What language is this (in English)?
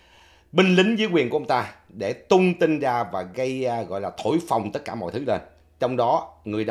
Vietnamese